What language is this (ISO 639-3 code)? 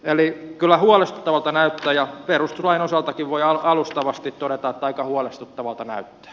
fin